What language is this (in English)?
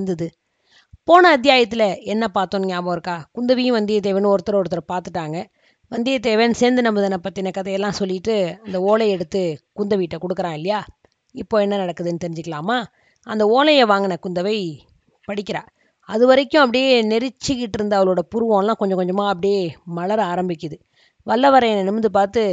Tamil